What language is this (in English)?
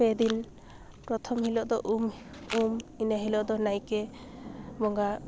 Santali